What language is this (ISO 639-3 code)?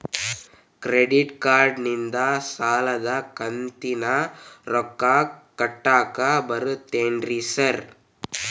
kan